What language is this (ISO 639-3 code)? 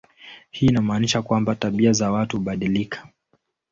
swa